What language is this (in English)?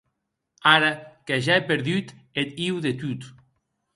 Occitan